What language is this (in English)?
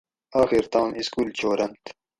Gawri